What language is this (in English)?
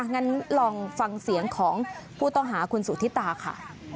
Thai